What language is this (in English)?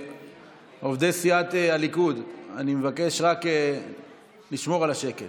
Hebrew